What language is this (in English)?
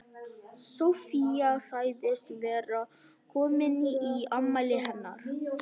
Icelandic